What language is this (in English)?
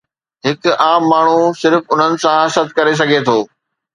Sindhi